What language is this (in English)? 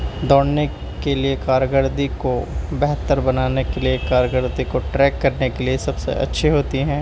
Urdu